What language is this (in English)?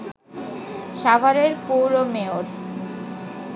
Bangla